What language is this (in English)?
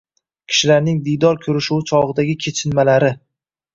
Uzbek